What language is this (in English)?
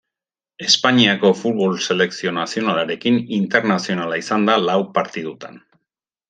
Basque